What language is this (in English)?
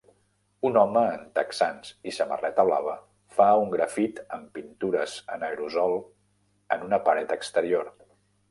Catalan